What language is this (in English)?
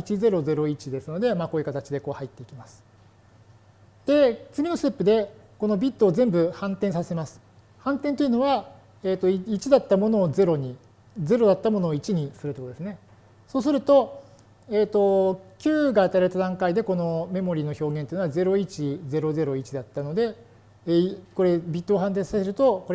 Japanese